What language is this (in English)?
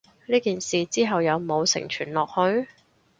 Cantonese